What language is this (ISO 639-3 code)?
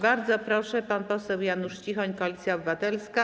pol